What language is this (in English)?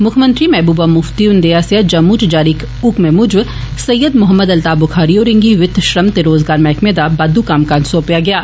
Dogri